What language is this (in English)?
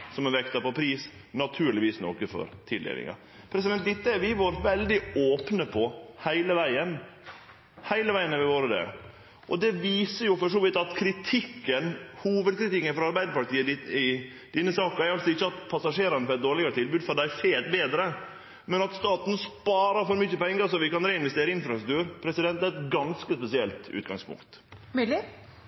Norwegian Nynorsk